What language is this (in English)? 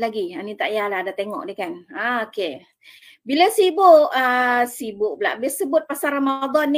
Malay